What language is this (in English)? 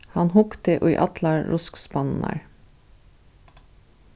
Faroese